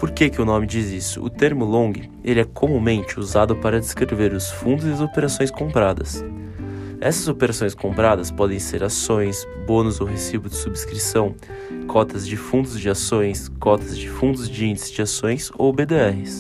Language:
Portuguese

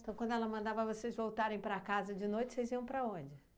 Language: Portuguese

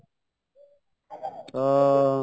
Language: Odia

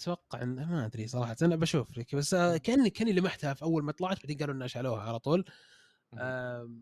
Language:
Arabic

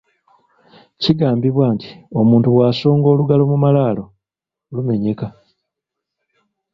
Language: Ganda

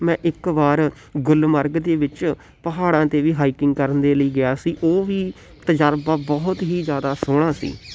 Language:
Punjabi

